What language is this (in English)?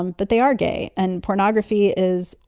English